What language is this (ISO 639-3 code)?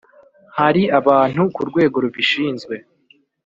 kin